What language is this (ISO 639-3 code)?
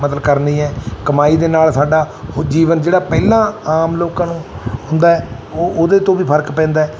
pan